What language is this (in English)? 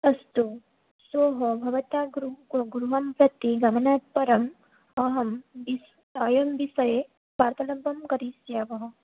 Sanskrit